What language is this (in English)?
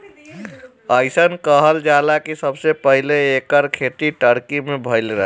Bhojpuri